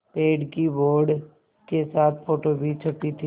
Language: Hindi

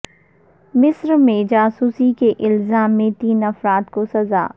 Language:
Urdu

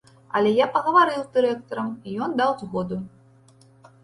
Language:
Belarusian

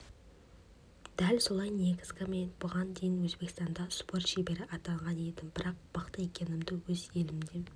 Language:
Kazakh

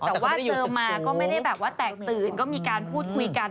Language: Thai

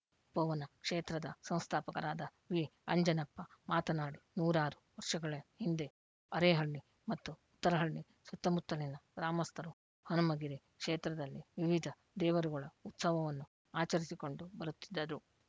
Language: Kannada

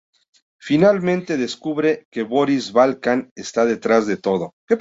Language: Spanish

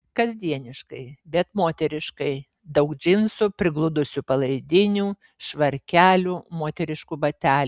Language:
Lithuanian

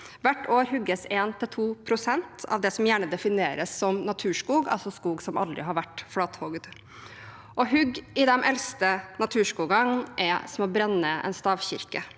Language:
Norwegian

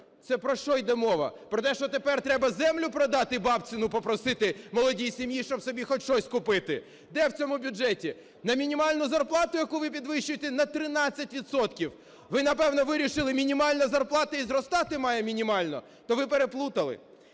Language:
Ukrainian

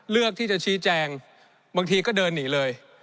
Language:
Thai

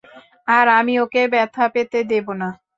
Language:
Bangla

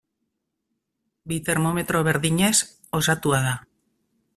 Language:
Basque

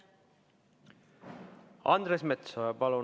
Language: Estonian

